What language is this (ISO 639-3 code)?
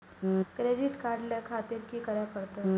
mai